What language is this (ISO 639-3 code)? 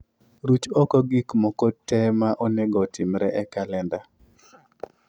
luo